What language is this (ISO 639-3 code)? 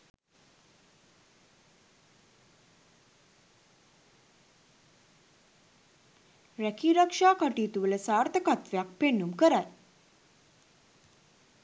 sin